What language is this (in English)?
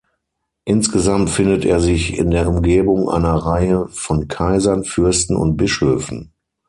German